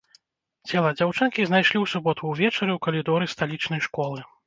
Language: Belarusian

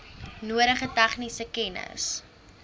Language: Afrikaans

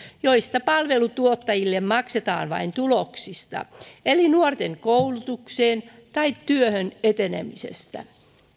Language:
Finnish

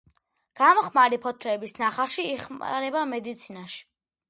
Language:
Georgian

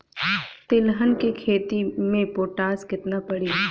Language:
Bhojpuri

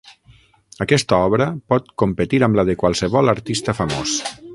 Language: Catalan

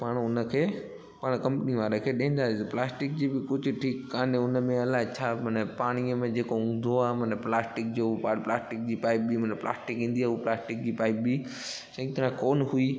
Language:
Sindhi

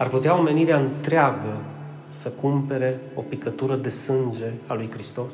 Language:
Romanian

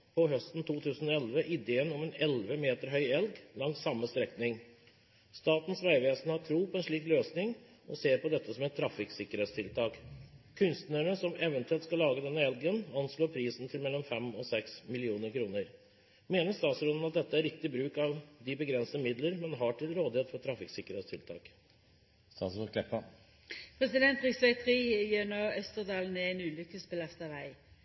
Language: Norwegian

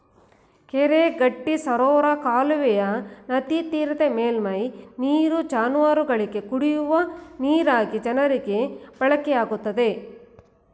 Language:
Kannada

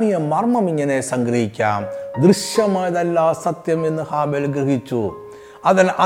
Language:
Malayalam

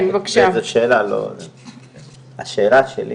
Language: Hebrew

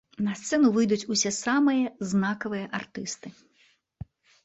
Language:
Belarusian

